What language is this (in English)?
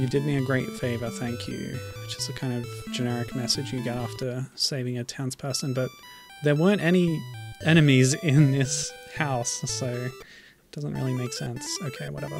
English